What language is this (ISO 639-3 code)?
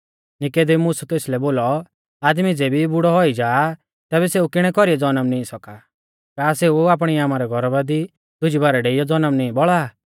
bfz